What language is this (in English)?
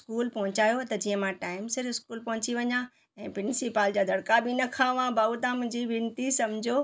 Sindhi